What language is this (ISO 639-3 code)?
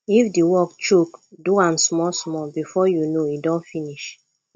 pcm